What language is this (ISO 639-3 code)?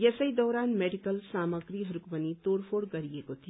nep